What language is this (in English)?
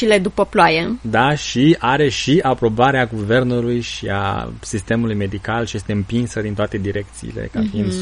Romanian